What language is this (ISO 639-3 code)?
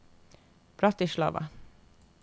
nor